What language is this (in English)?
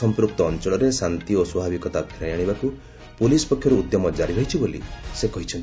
Odia